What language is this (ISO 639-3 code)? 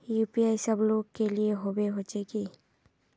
mag